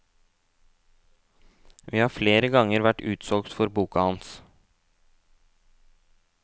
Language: Norwegian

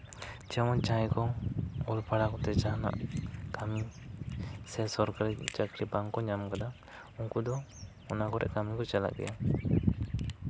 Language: Santali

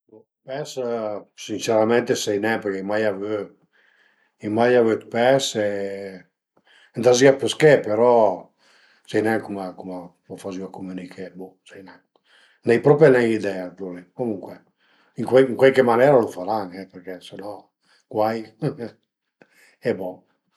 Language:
Piedmontese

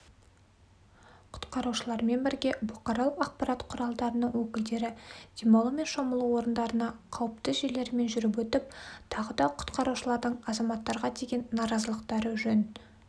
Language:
Kazakh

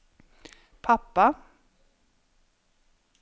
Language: Norwegian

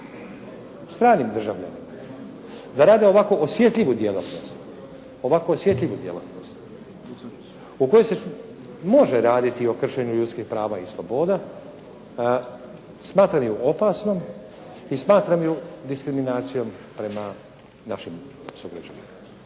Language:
Croatian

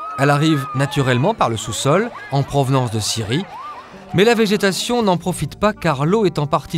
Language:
French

